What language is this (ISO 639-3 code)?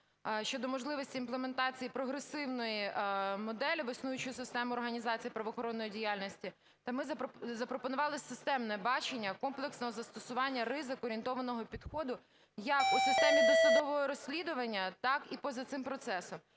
ukr